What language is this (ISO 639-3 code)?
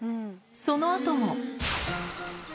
jpn